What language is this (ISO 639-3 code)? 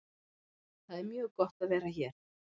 isl